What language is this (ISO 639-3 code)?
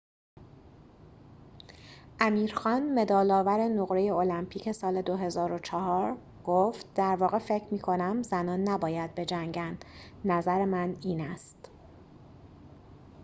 fas